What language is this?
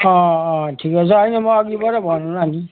Nepali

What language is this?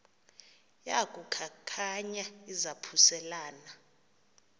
Xhosa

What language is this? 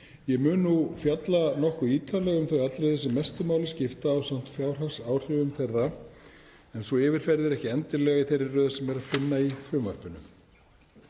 Icelandic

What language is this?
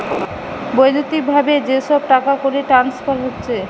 Bangla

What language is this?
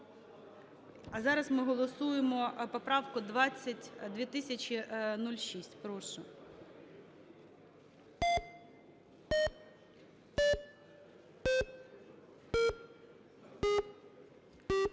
Ukrainian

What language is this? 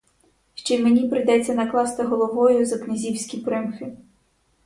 Ukrainian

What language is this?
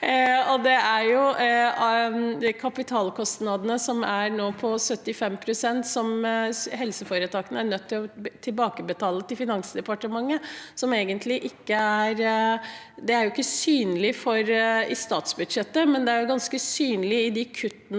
Norwegian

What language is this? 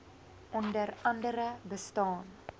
Afrikaans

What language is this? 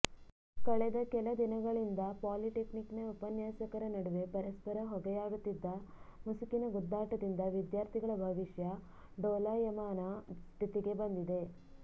Kannada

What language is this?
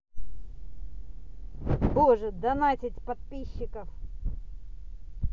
Russian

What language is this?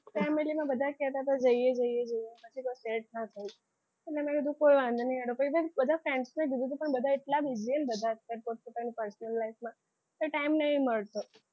Gujarati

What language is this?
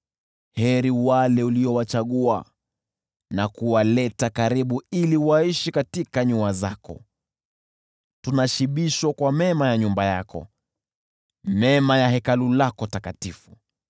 Swahili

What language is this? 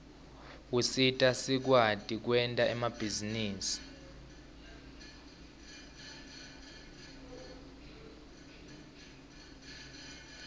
Swati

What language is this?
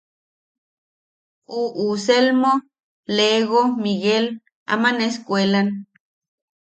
Yaqui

